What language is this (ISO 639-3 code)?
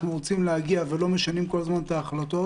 heb